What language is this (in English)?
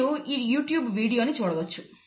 Telugu